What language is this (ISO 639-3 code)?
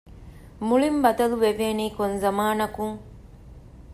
div